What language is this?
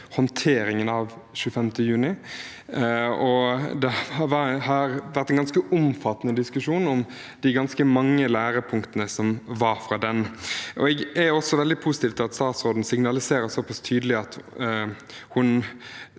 Norwegian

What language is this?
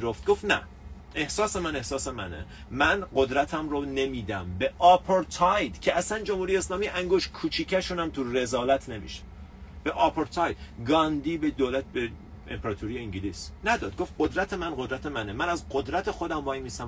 Persian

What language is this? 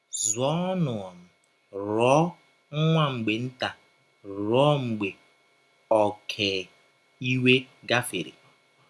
Igbo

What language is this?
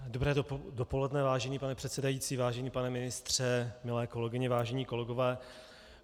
Czech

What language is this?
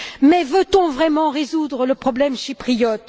French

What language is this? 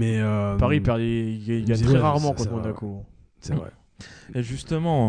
French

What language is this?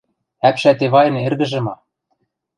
Western Mari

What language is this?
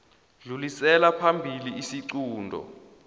South Ndebele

